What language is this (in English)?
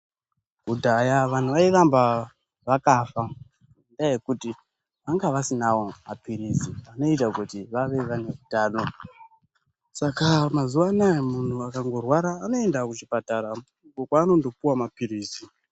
Ndau